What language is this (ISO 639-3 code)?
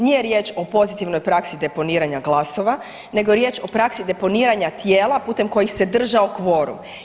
hrv